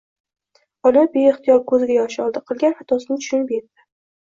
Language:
Uzbek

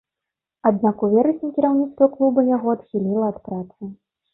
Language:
Belarusian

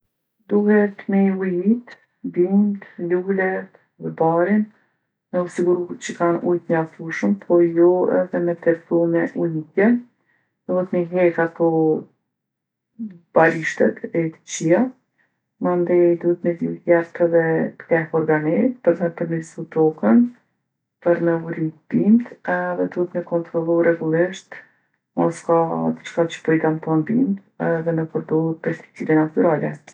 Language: Gheg Albanian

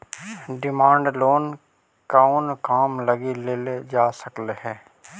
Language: Magahi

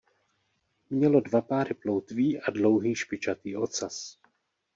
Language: Czech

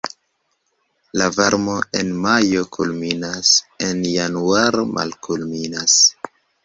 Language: Esperanto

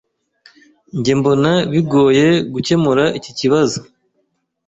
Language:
Kinyarwanda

